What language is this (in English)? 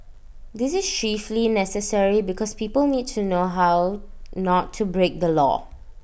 English